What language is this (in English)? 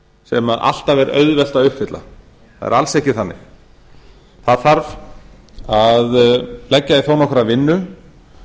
Icelandic